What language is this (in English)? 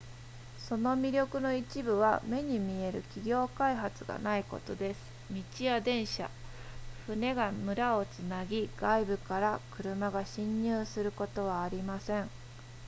Japanese